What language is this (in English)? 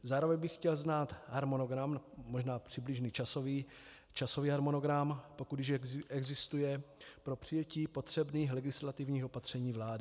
Czech